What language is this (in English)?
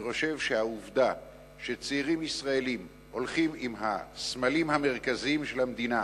Hebrew